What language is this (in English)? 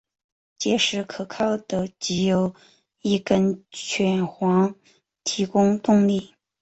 Chinese